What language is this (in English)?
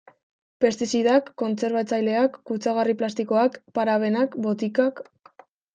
Basque